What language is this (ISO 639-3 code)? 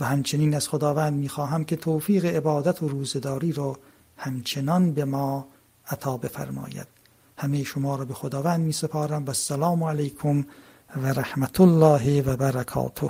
fas